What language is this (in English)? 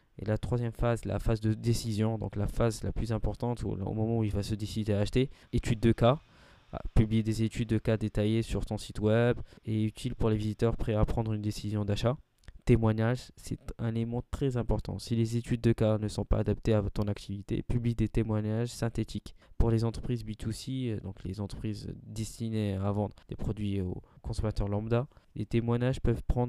French